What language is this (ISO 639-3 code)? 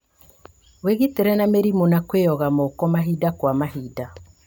kik